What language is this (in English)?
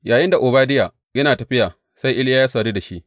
Hausa